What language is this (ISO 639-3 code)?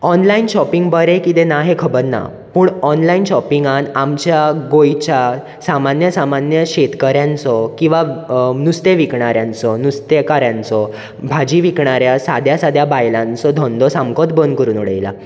kok